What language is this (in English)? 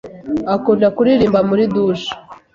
Kinyarwanda